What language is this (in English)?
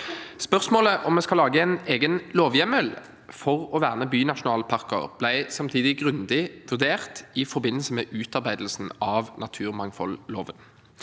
Norwegian